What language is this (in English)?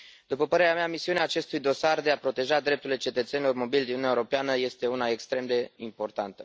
Romanian